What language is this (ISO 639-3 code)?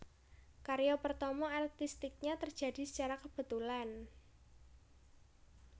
jav